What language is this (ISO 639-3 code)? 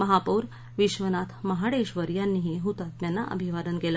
mar